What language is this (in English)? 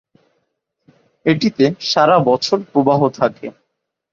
Bangla